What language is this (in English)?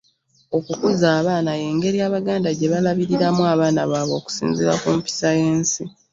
Ganda